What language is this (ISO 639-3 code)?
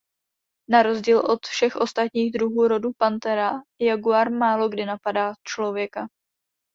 ces